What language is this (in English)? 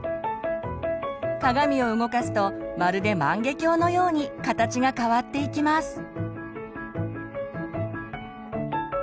Japanese